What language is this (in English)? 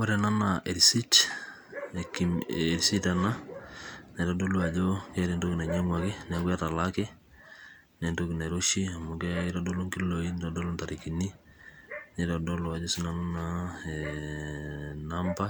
Masai